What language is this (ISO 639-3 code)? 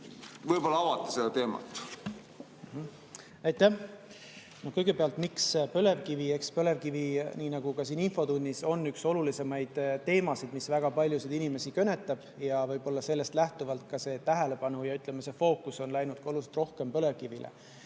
est